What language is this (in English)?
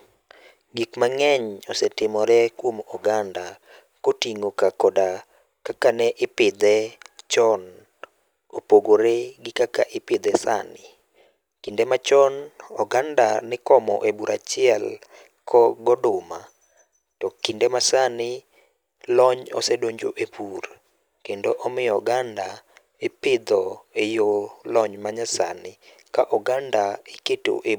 Luo (Kenya and Tanzania)